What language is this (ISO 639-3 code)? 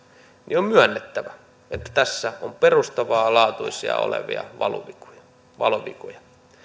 fin